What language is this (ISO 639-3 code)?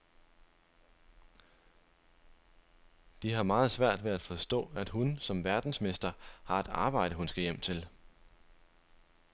dan